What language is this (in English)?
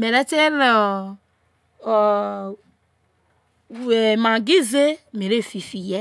Isoko